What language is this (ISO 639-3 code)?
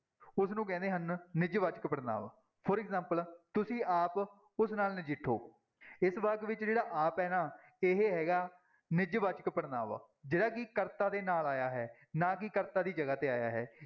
pan